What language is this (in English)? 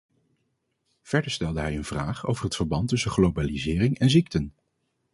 Dutch